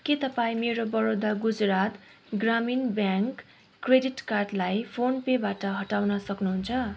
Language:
Nepali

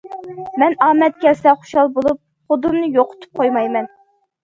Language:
Uyghur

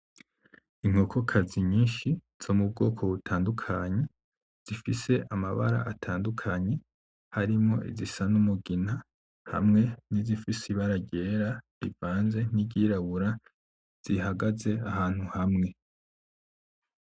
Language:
Rundi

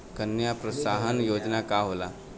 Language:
Bhojpuri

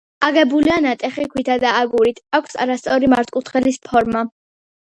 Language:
Georgian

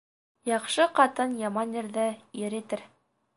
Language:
Bashkir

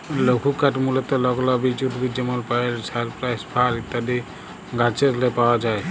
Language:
Bangla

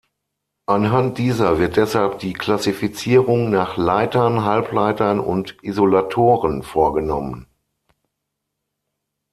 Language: German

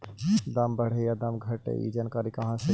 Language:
Magahi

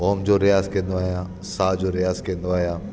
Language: Sindhi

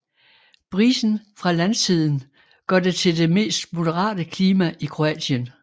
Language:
Danish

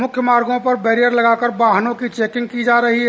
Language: Hindi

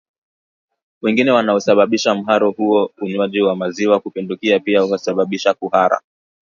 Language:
Swahili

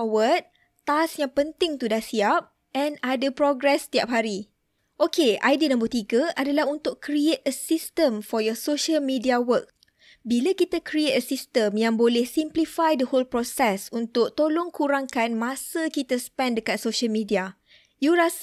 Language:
Malay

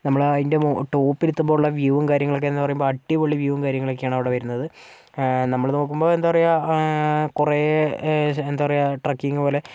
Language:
Malayalam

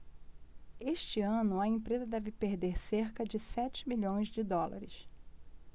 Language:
Portuguese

